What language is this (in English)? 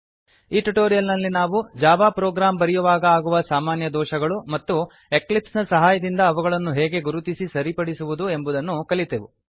Kannada